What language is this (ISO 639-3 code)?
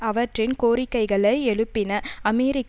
tam